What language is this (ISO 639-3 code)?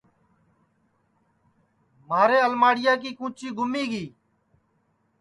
ssi